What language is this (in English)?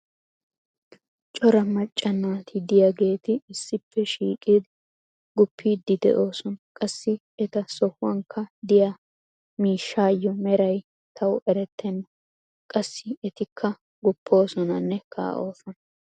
Wolaytta